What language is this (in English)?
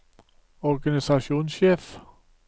Norwegian